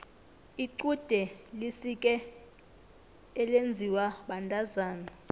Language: South Ndebele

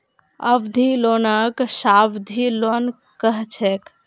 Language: Magahi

